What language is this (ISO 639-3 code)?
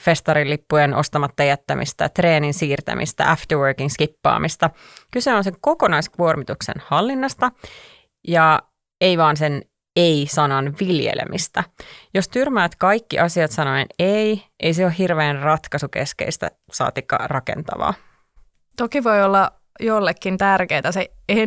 fin